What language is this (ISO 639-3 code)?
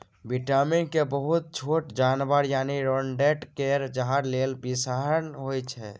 mai